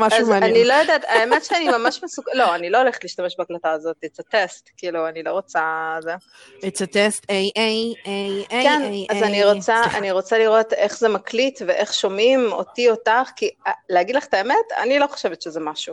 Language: Hebrew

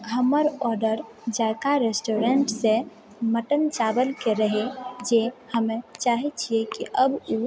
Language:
Maithili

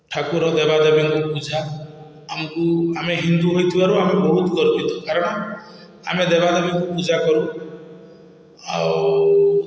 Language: Odia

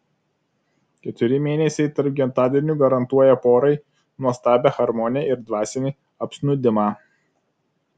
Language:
Lithuanian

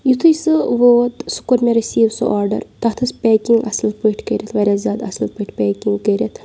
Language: Kashmiri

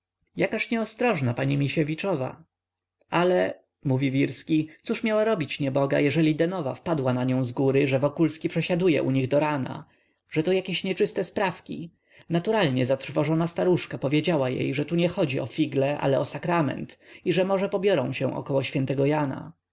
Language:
Polish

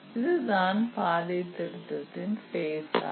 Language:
Tamil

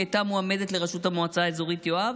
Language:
Hebrew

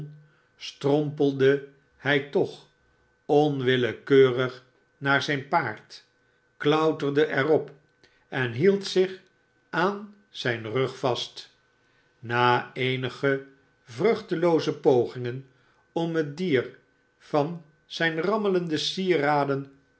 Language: Dutch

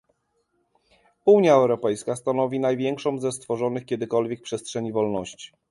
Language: Polish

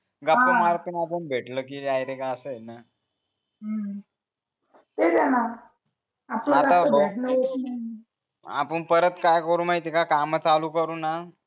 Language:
Marathi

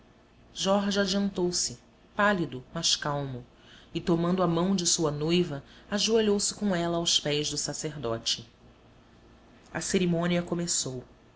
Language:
Portuguese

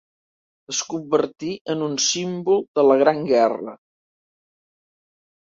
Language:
Catalan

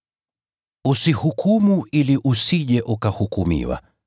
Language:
Swahili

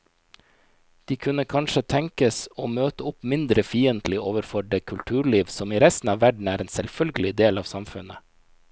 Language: Norwegian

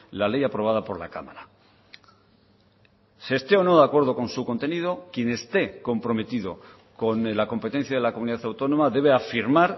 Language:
Spanish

